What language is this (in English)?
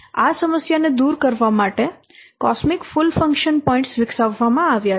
Gujarati